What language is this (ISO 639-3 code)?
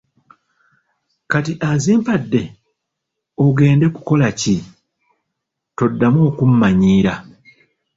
lug